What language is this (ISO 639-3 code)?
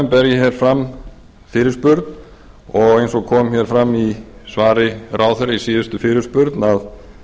isl